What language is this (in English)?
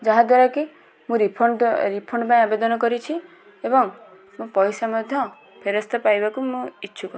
Odia